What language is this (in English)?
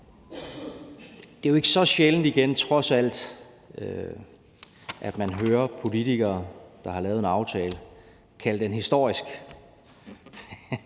Danish